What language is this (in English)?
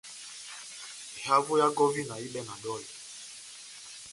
Batanga